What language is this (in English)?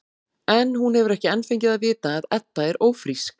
Icelandic